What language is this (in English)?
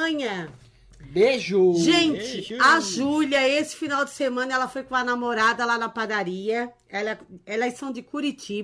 Portuguese